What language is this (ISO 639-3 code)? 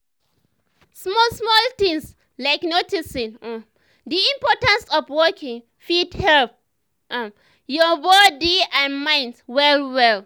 pcm